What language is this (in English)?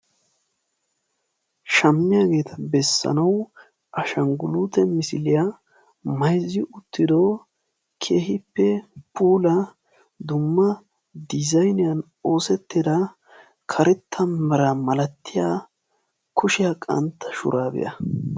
Wolaytta